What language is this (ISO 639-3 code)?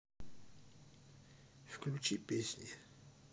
rus